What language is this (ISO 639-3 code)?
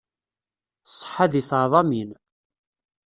kab